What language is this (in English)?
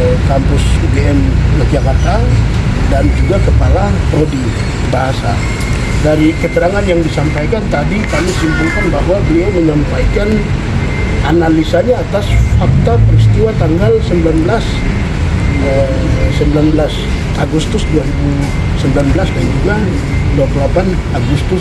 Indonesian